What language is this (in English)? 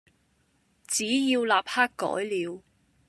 Cantonese